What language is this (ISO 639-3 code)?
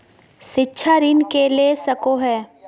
mag